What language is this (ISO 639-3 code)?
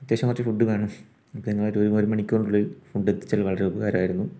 mal